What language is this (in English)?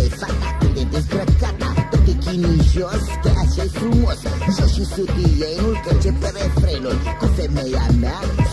Romanian